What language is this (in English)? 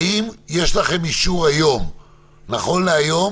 Hebrew